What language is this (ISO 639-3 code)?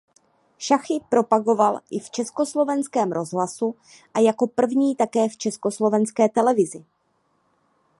ces